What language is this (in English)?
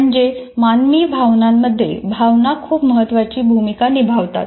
Marathi